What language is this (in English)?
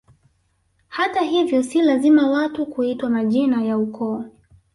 Swahili